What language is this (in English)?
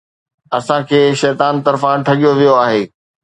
Sindhi